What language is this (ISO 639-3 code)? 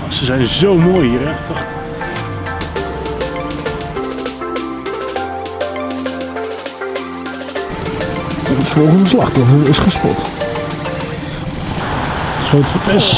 nld